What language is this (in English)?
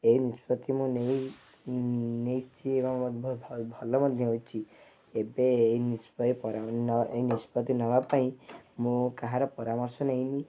Odia